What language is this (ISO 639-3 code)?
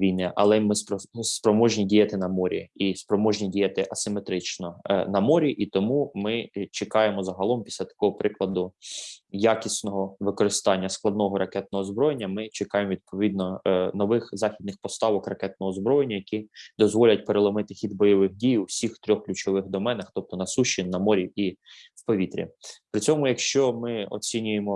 ukr